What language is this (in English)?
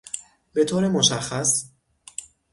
Persian